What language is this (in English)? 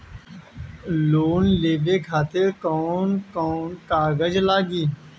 Bhojpuri